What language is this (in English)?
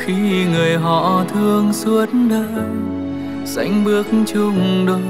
Vietnamese